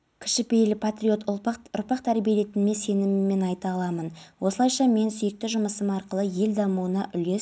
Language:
Kazakh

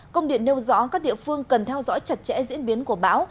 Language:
Vietnamese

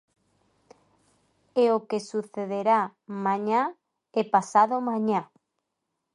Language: Galician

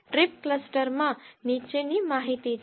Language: Gujarati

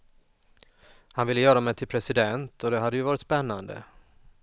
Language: Swedish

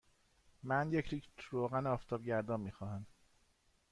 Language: Persian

